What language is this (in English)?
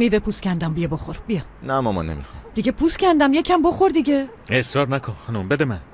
Persian